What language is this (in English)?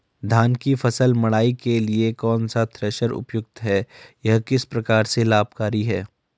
Hindi